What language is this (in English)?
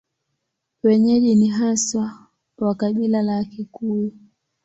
Swahili